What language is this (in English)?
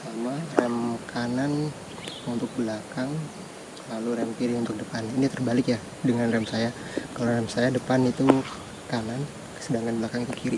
Indonesian